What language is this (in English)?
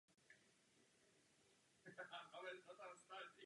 Czech